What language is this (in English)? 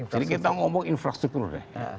Indonesian